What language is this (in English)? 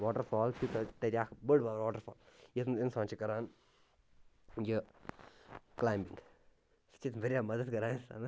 Kashmiri